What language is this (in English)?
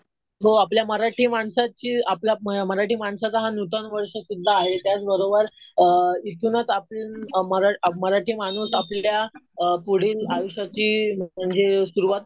Marathi